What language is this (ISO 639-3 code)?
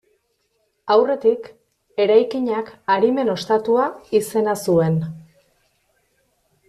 eus